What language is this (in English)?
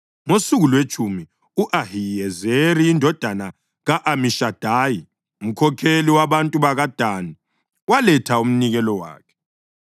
North Ndebele